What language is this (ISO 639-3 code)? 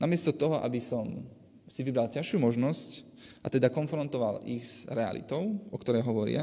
slk